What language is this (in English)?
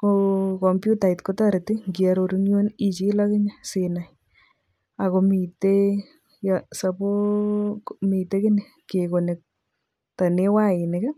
Kalenjin